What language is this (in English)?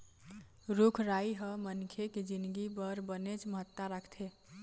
Chhattisgarhi